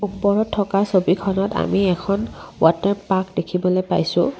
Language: Assamese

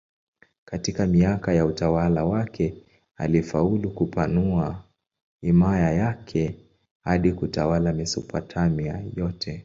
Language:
Swahili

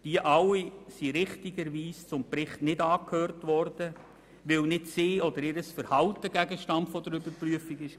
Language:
Swiss German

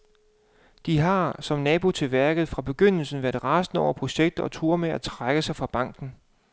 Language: Danish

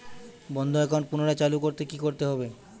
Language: Bangla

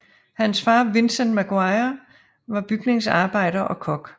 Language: Danish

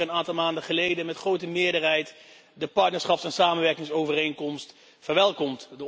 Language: Dutch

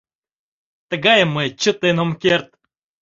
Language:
Mari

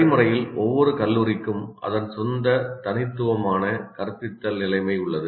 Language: Tamil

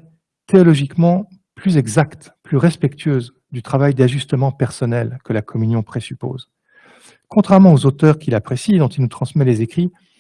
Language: French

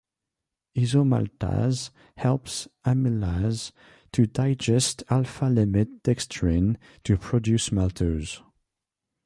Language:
English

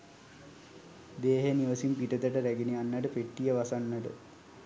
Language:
Sinhala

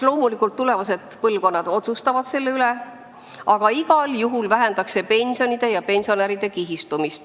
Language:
Estonian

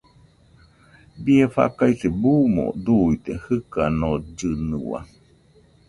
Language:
Nüpode Huitoto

